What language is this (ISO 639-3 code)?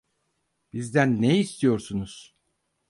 tur